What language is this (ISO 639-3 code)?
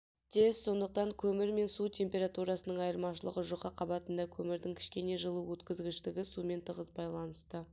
kaz